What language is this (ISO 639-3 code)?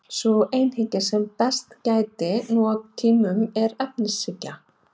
isl